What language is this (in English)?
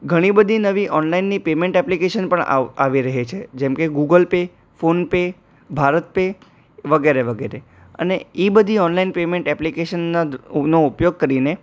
Gujarati